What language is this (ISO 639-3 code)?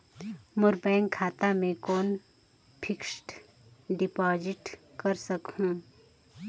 hne